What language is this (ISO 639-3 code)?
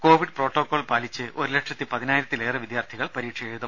mal